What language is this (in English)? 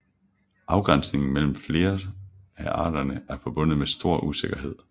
Danish